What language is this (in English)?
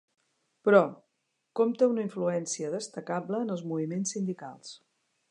Catalan